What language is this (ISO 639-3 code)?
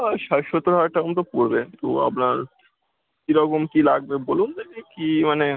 ben